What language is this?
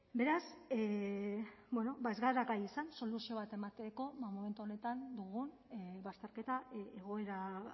Basque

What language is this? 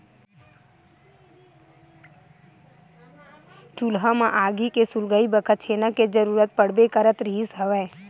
Chhattisgarhi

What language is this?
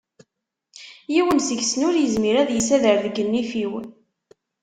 Kabyle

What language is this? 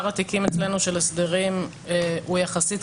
Hebrew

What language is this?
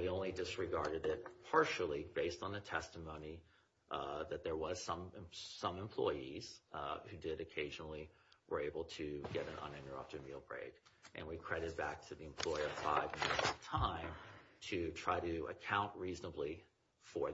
English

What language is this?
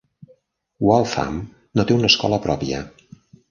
Catalan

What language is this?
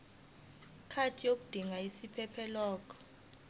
Zulu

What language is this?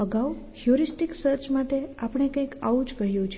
Gujarati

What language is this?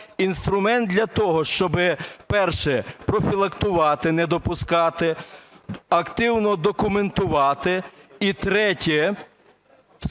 Ukrainian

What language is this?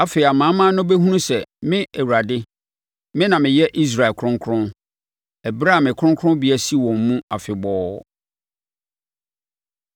Akan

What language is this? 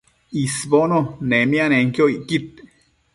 Matsés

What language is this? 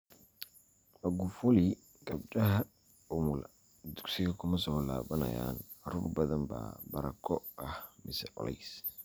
Somali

